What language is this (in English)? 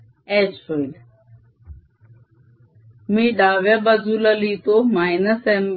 Marathi